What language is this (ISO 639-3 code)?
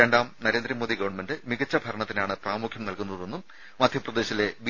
mal